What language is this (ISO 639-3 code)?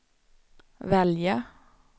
swe